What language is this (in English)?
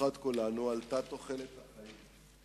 Hebrew